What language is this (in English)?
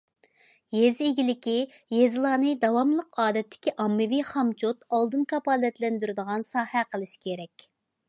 Uyghur